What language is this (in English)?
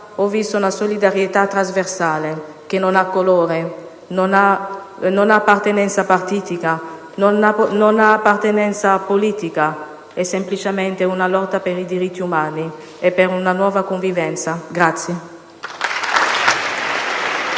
Italian